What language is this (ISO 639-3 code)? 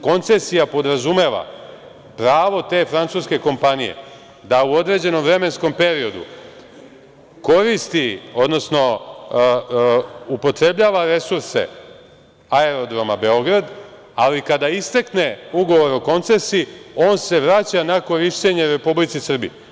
srp